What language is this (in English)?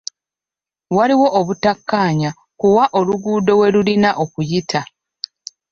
Ganda